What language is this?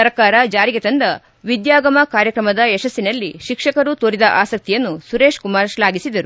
Kannada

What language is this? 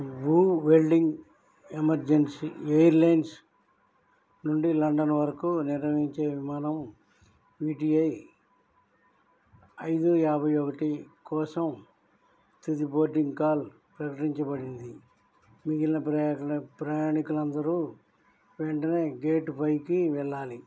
Telugu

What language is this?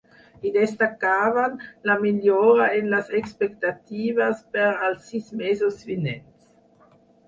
Catalan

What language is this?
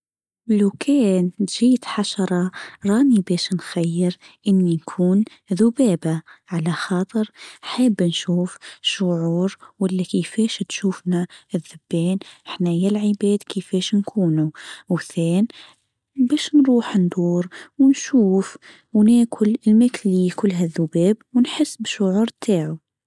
Tunisian Arabic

